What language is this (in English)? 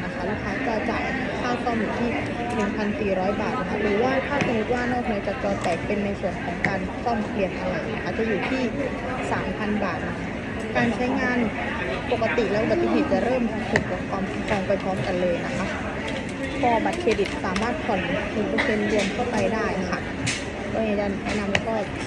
Thai